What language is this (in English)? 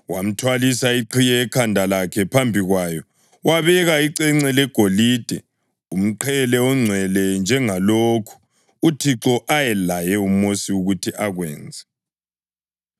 North Ndebele